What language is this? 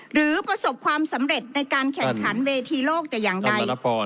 Thai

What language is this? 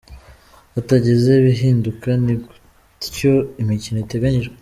Kinyarwanda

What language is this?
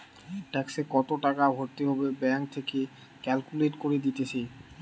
Bangla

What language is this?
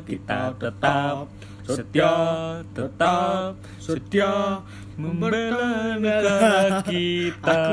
Indonesian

